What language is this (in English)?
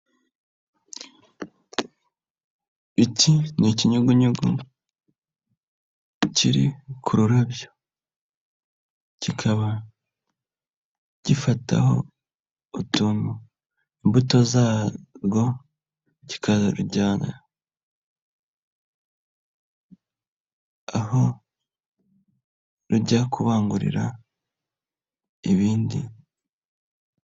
Kinyarwanda